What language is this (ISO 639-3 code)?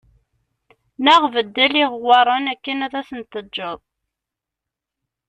kab